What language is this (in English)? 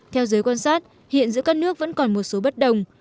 Vietnamese